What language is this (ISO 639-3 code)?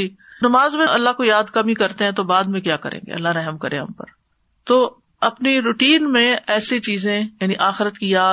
urd